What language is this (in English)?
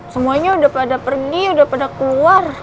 Indonesian